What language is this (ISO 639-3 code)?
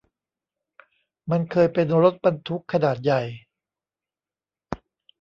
tha